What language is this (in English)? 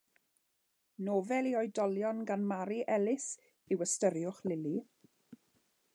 Welsh